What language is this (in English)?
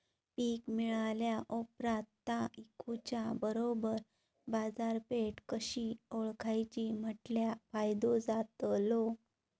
Marathi